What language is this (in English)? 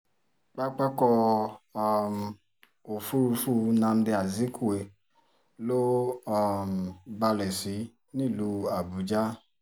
Yoruba